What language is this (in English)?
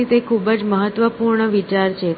Gujarati